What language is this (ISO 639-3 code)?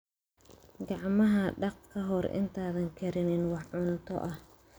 som